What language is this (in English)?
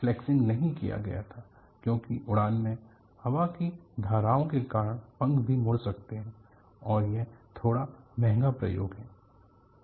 Hindi